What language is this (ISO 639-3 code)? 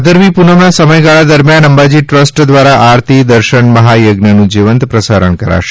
guj